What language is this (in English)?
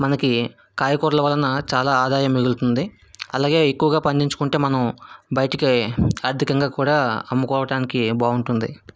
Telugu